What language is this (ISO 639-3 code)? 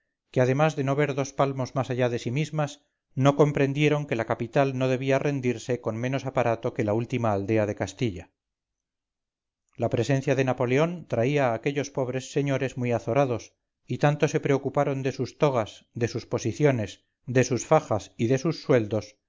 spa